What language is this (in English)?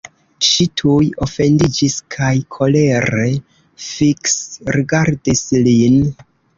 Esperanto